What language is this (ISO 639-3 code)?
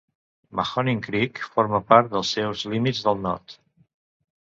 cat